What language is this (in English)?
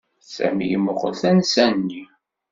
Kabyle